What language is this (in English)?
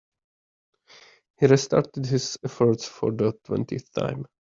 English